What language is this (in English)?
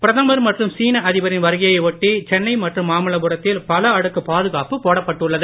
Tamil